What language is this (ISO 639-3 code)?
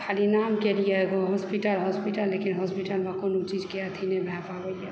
mai